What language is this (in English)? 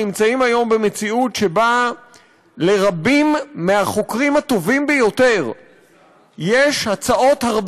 Hebrew